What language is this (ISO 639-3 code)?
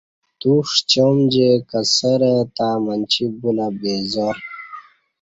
bsh